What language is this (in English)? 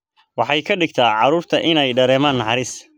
Somali